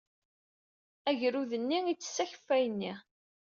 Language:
Kabyle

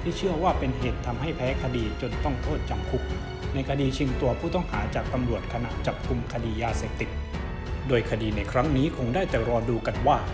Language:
Thai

